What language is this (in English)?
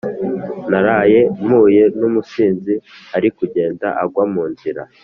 Kinyarwanda